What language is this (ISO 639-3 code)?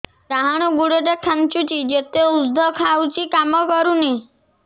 ori